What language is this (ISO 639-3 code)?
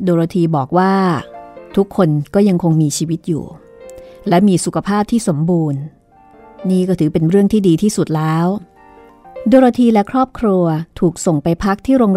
tha